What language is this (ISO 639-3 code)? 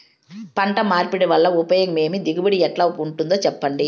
tel